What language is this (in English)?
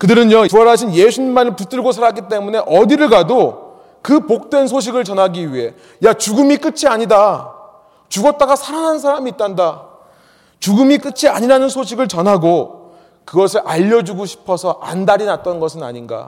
Korean